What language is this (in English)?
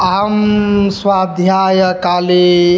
Sanskrit